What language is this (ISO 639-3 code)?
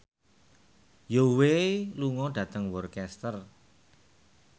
jav